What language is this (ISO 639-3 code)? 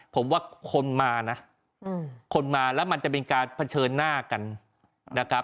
tha